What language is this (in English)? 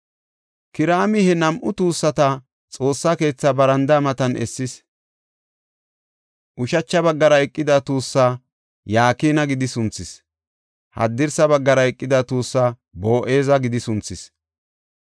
Gofa